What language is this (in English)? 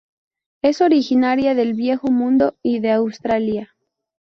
Spanish